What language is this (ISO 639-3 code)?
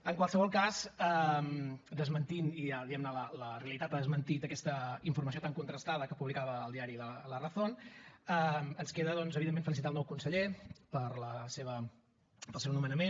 cat